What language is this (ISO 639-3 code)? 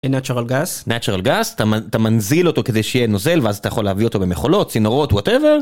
heb